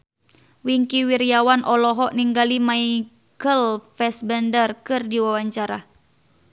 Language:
Sundanese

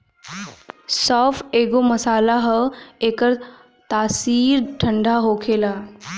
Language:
Bhojpuri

